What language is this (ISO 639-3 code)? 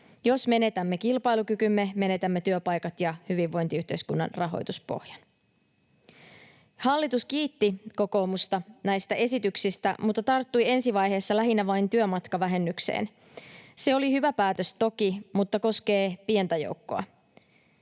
fin